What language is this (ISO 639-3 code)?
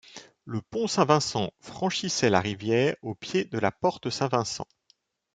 fra